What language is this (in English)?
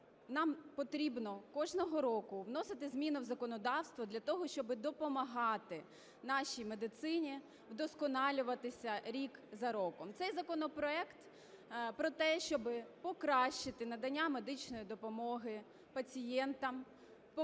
Ukrainian